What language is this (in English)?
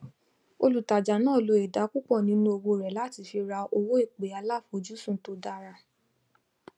Yoruba